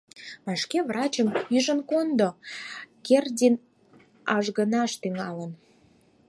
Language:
Mari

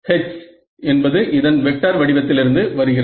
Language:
Tamil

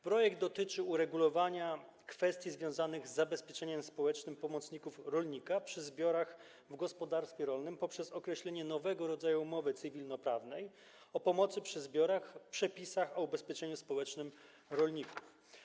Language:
Polish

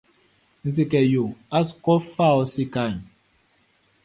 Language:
Baoulé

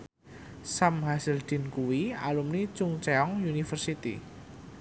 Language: Javanese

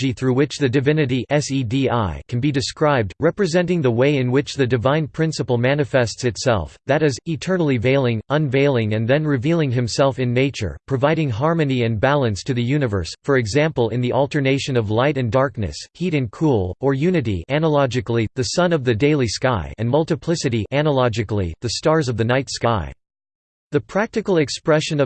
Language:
English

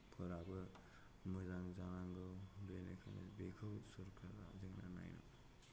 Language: Bodo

